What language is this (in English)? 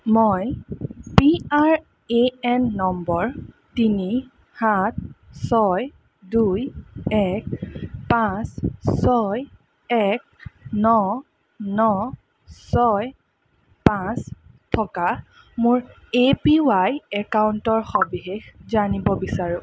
Assamese